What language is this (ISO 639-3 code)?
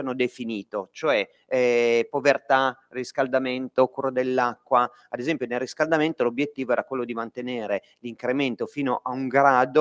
ita